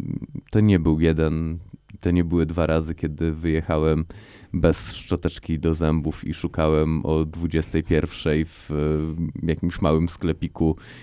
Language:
Polish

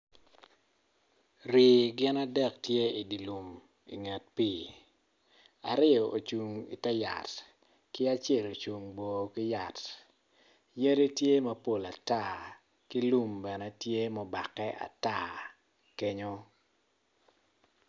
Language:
Acoli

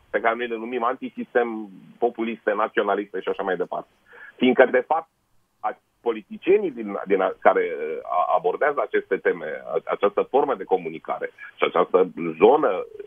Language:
Romanian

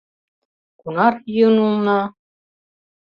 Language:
Mari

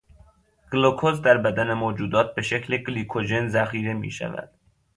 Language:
Persian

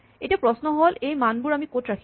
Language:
Assamese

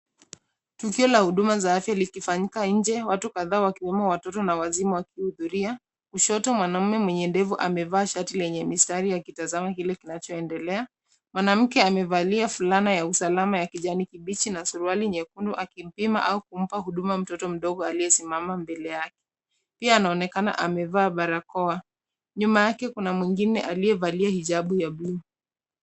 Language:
Swahili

